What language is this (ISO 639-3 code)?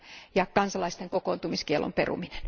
fin